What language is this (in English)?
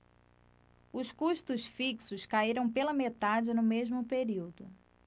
Portuguese